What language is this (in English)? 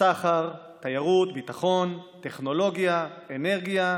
Hebrew